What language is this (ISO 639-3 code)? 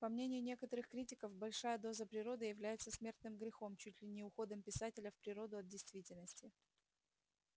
rus